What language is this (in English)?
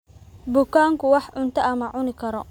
Somali